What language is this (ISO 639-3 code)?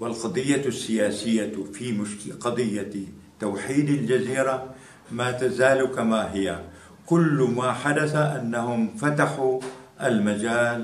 ara